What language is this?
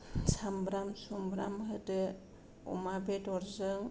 Bodo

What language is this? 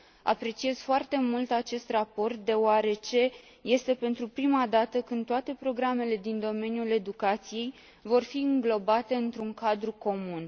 Romanian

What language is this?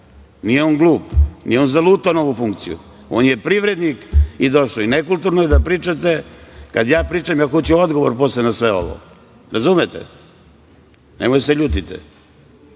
Serbian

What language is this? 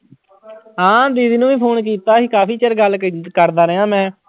Punjabi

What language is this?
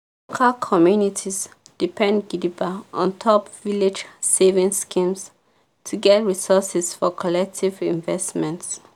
Nigerian Pidgin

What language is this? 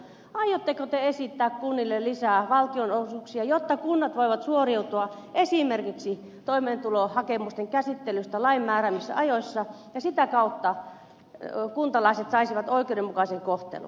Finnish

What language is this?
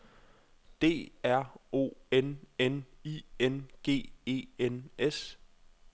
Danish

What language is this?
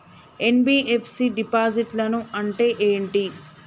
Telugu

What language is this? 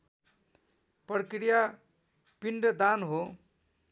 Nepali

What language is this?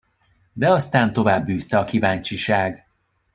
Hungarian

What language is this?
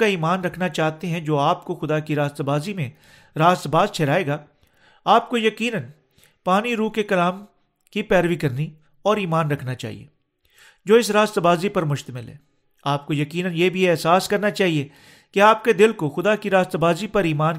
Urdu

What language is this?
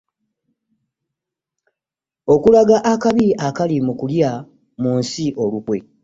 Ganda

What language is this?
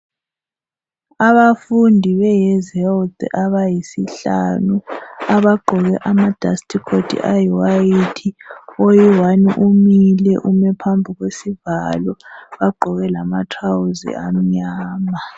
North Ndebele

